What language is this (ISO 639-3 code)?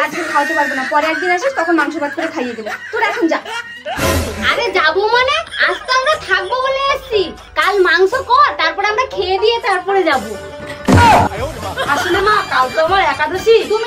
ben